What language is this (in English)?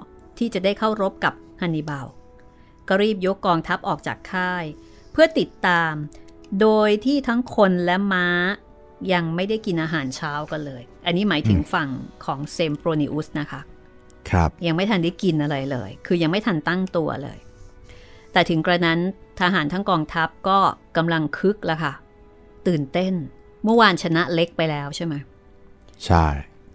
Thai